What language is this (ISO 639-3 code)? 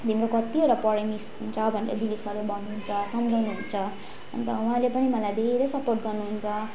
nep